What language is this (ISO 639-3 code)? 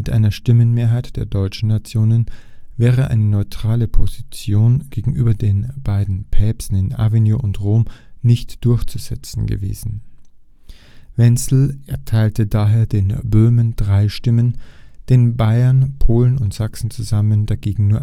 deu